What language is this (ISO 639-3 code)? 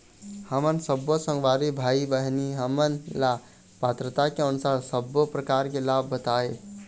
hne